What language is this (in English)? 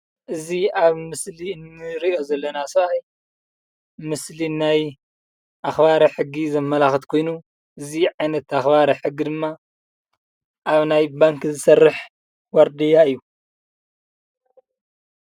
Tigrinya